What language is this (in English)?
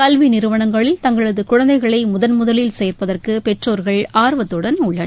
Tamil